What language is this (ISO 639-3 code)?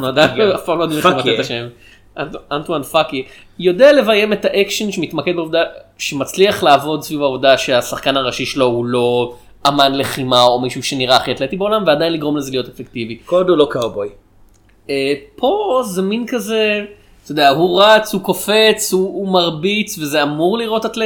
heb